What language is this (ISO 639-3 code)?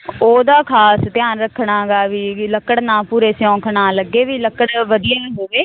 pan